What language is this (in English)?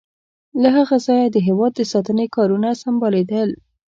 Pashto